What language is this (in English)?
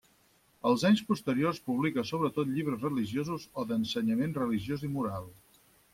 Catalan